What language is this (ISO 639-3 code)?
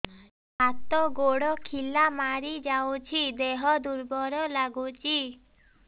ori